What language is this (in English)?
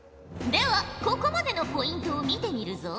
Japanese